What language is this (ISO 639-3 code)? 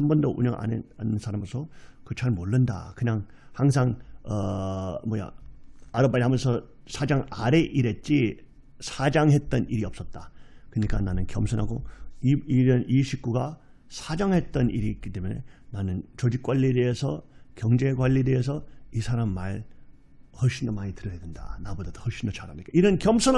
kor